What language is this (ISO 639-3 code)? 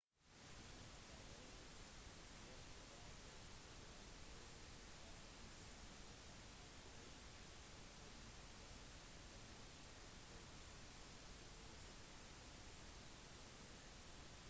nob